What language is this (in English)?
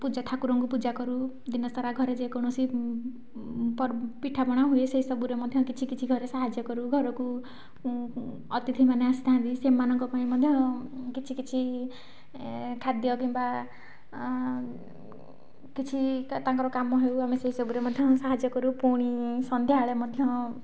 Odia